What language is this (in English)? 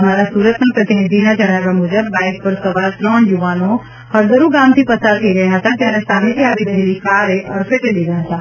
Gujarati